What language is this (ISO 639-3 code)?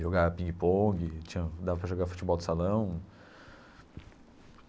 por